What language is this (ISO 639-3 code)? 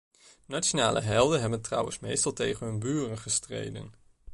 nld